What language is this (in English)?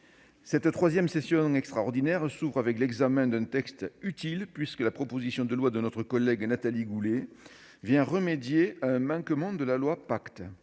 French